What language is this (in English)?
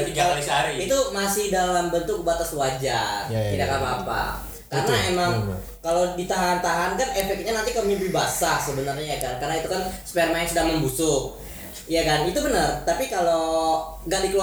Indonesian